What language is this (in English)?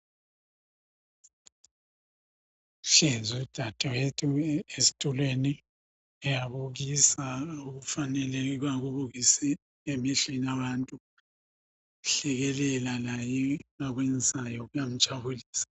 North Ndebele